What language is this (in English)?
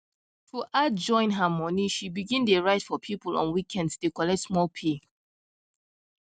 Nigerian Pidgin